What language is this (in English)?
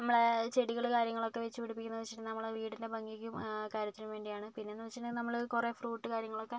Malayalam